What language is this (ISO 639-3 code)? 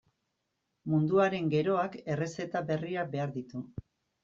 eus